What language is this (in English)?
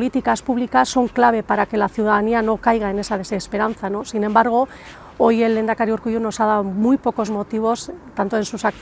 Spanish